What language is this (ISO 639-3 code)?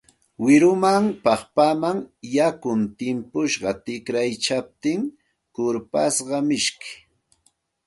qxt